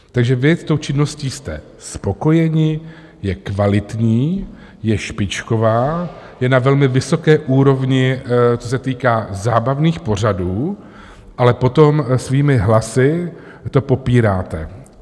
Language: Czech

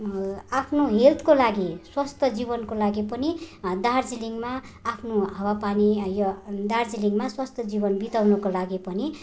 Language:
Nepali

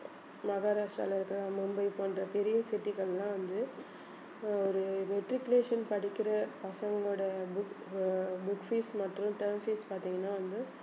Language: Tamil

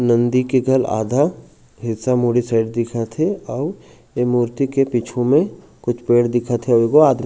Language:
Chhattisgarhi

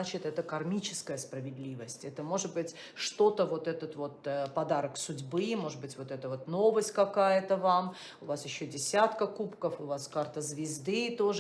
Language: Russian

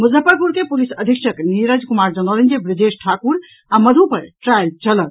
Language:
Maithili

